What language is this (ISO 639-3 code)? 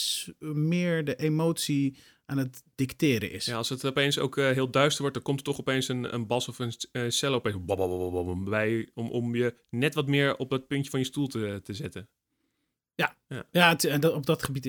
nld